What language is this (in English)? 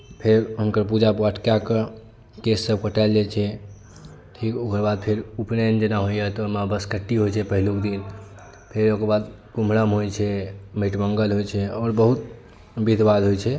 Maithili